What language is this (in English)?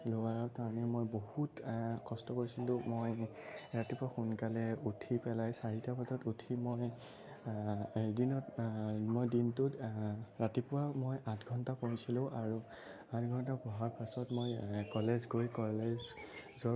Assamese